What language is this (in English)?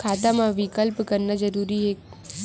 Chhattisgarhi